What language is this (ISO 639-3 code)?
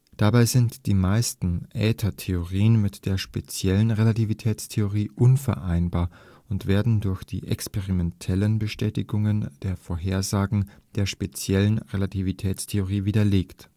deu